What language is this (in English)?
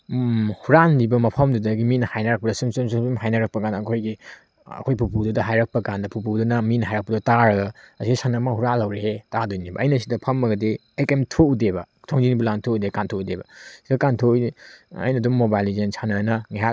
Manipuri